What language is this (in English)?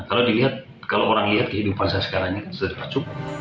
Indonesian